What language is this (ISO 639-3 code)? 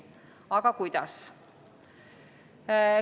est